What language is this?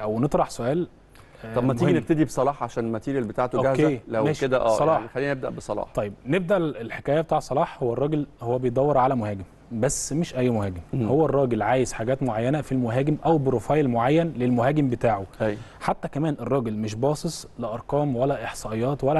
Arabic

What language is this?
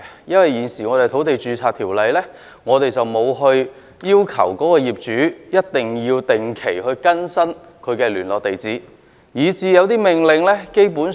Cantonese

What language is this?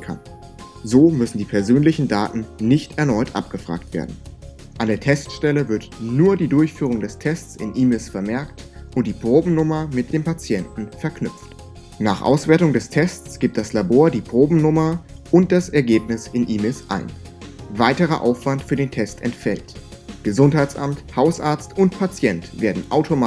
German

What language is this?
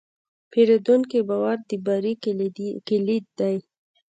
Pashto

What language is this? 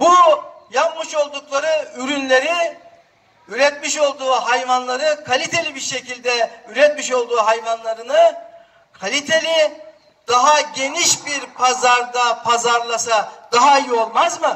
Turkish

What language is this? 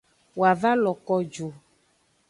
Aja (Benin)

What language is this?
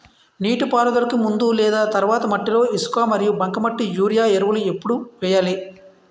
Telugu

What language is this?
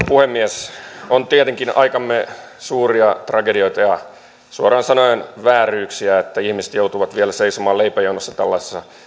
Finnish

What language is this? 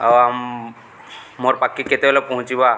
Odia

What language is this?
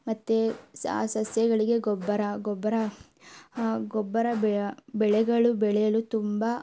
Kannada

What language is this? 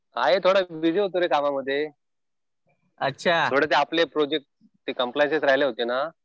Marathi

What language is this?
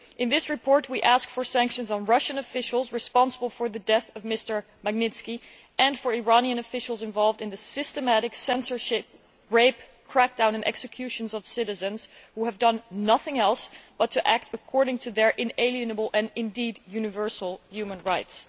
English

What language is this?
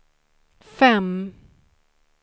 Swedish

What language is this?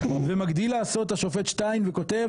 Hebrew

